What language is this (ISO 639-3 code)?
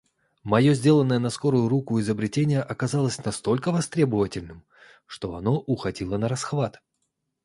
rus